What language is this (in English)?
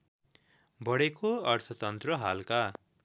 Nepali